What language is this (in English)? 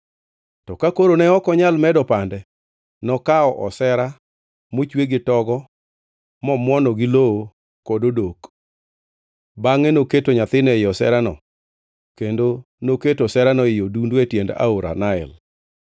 Luo (Kenya and Tanzania)